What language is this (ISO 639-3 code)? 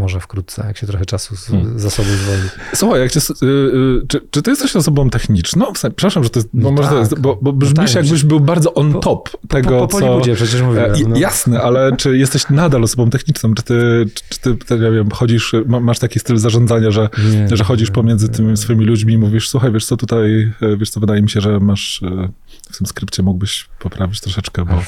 pol